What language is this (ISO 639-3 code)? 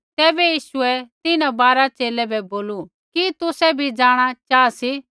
kfx